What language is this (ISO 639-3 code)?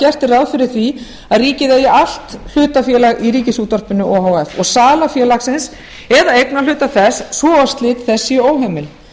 isl